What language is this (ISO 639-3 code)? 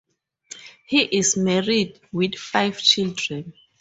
eng